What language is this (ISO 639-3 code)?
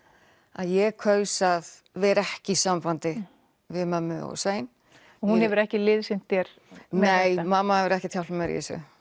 isl